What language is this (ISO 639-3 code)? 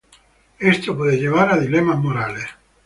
spa